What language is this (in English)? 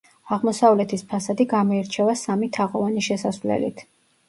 Georgian